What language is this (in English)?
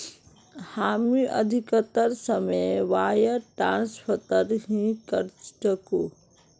Magahi